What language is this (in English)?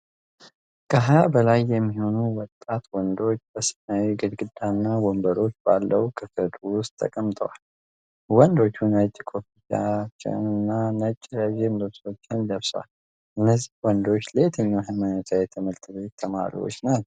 Amharic